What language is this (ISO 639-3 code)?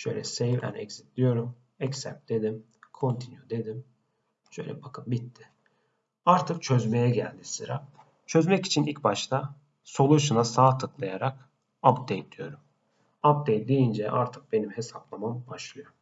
tur